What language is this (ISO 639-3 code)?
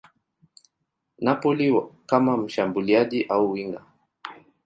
swa